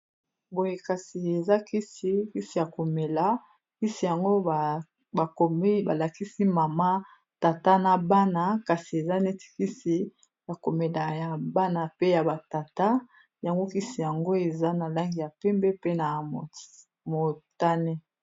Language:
Lingala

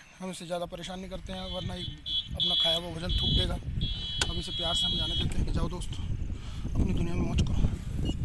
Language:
Hindi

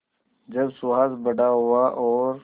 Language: Hindi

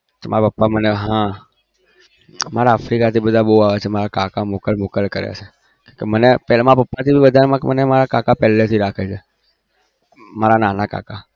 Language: Gujarati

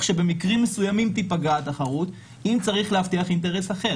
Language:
Hebrew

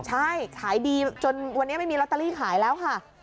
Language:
Thai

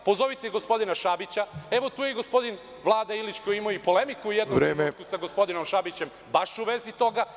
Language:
Serbian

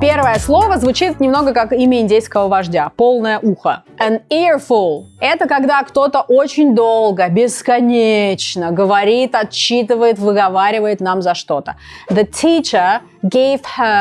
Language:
Russian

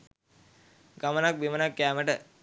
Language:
Sinhala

